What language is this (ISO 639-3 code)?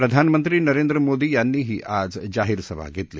mar